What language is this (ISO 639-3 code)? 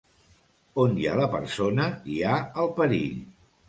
cat